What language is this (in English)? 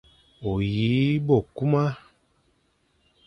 Fang